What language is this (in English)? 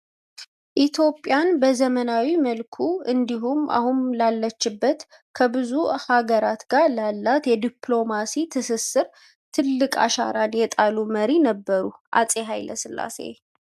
Amharic